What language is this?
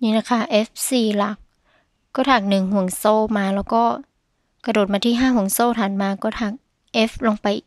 Thai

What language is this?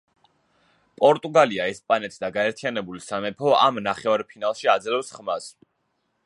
Georgian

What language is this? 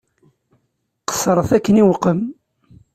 Kabyle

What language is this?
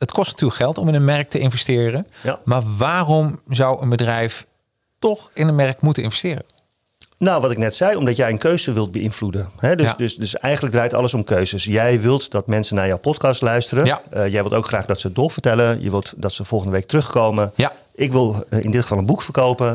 Dutch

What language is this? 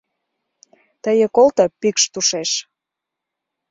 Mari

